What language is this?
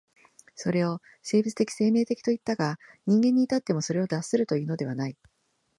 Japanese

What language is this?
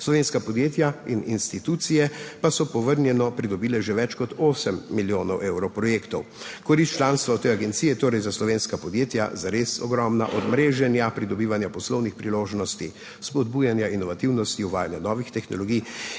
Slovenian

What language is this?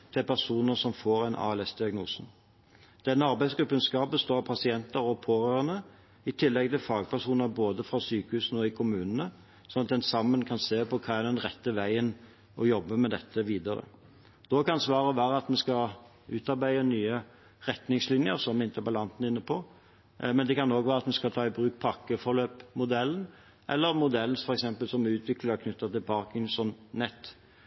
Norwegian Bokmål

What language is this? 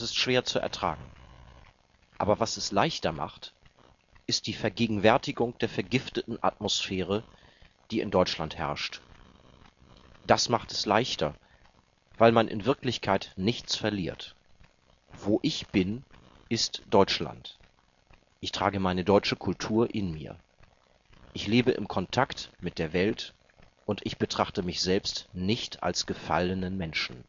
German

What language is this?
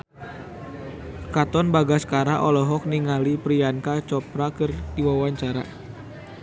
Sundanese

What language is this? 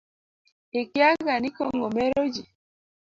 Luo (Kenya and Tanzania)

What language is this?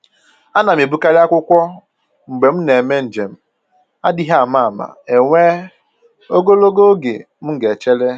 Igbo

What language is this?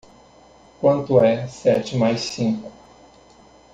Portuguese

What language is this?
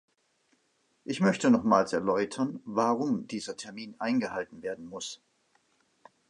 German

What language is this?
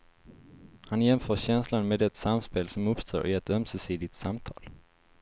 Swedish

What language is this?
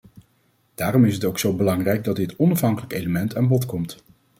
Dutch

